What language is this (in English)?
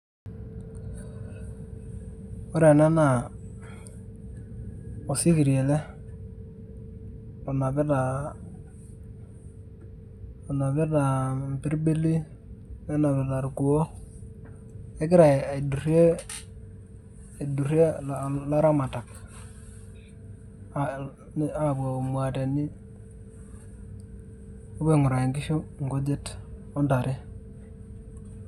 Masai